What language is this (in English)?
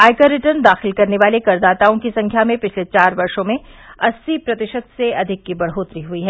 Hindi